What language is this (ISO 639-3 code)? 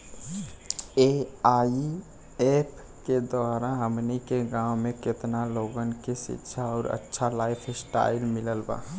bho